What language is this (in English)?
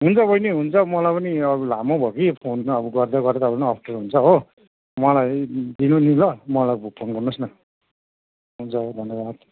Nepali